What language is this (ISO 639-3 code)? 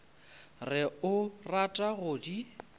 nso